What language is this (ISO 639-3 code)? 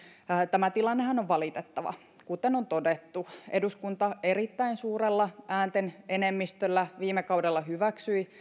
fin